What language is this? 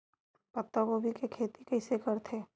Chhattisgarhi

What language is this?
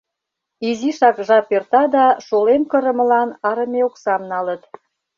Mari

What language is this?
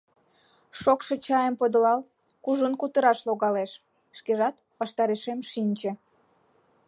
Mari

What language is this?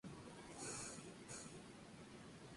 Spanish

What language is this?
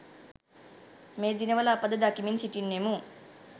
Sinhala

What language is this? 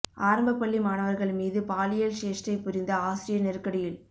Tamil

